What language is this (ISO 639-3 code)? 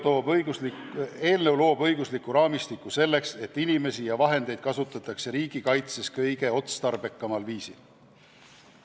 est